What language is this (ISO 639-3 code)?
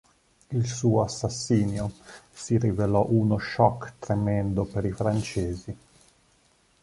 ita